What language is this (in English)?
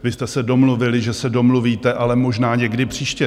Czech